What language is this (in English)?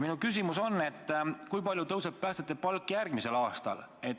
Estonian